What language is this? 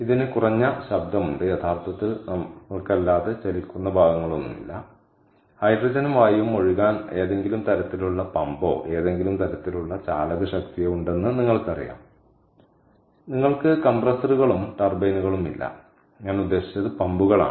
Malayalam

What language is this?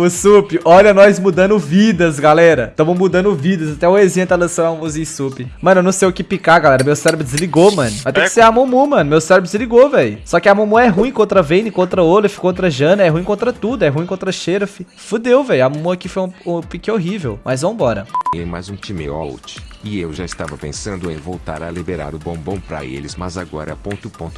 Portuguese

